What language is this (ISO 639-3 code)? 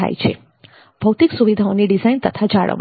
guj